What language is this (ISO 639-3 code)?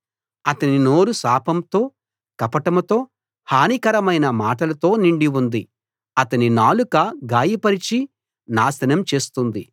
tel